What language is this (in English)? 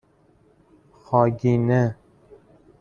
Persian